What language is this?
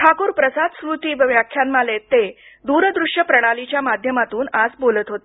Marathi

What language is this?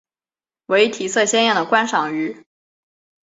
Chinese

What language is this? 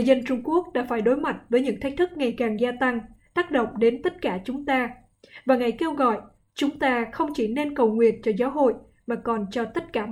Vietnamese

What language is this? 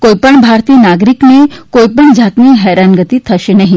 Gujarati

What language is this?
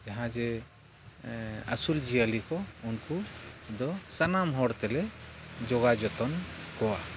Santali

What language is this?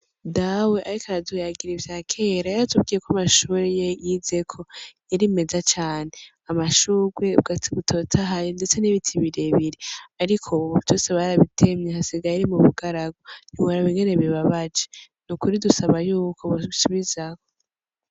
Rundi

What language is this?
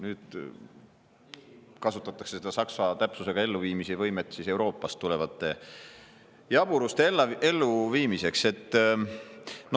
Estonian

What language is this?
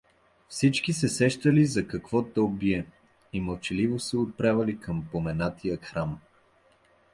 Bulgarian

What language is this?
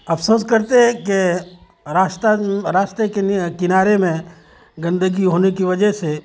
Urdu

